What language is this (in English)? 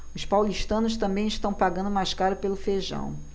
Portuguese